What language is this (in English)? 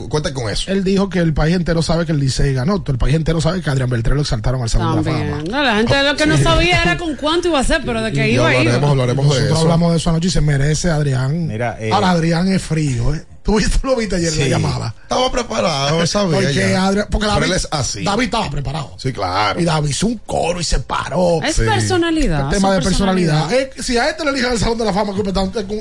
Spanish